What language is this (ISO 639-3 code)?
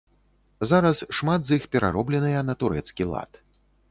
bel